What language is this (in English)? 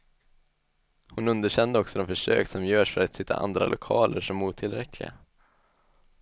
Swedish